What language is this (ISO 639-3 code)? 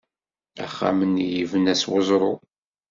kab